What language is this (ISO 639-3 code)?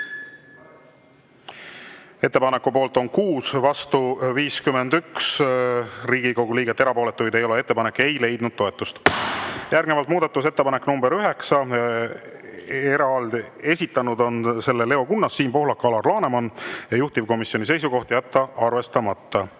est